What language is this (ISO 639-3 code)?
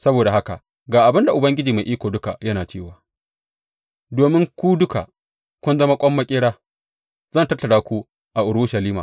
hau